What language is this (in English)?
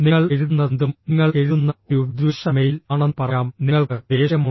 Malayalam